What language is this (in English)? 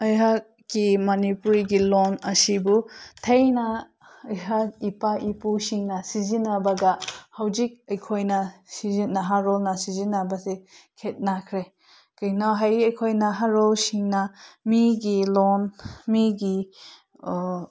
Manipuri